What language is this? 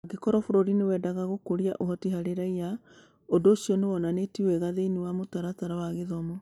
Kikuyu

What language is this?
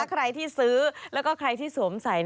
Thai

